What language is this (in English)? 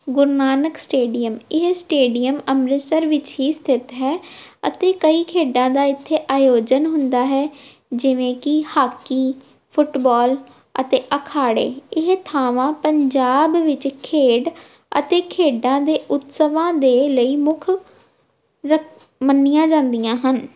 Punjabi